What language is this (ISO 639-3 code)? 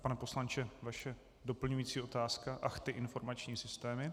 ces